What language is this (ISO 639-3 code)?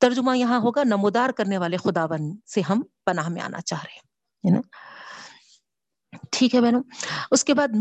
urd